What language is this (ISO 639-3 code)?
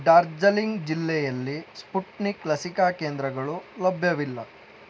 kan